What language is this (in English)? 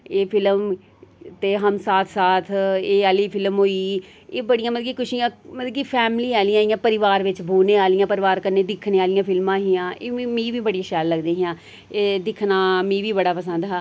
Dogri